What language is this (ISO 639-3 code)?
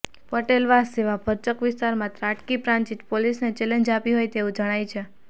guj